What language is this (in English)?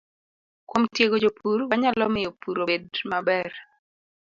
Luo (Kenya and Tanzania)